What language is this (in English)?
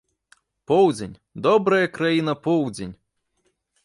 Belarusian